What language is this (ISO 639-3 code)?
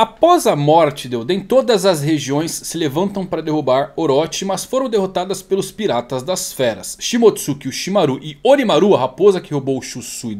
por